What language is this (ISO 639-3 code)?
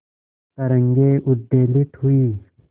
hin